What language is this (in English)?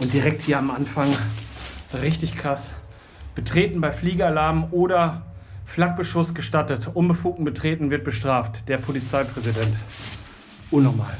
German